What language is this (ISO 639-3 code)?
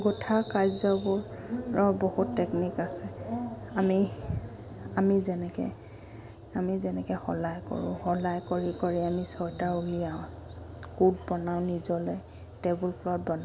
asm